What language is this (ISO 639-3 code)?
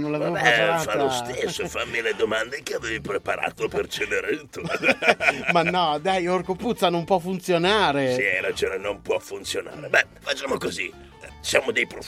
ita